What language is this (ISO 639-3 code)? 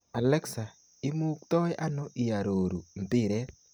kln